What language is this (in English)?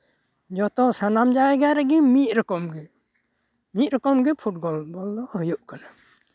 Santali